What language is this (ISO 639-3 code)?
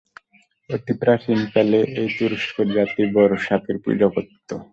ben